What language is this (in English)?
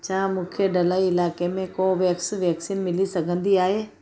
Sindhi